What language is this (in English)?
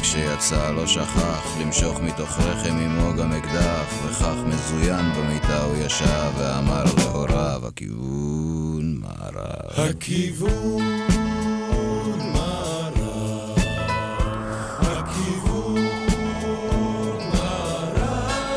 Hebrew